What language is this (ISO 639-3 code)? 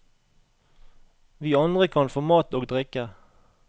nor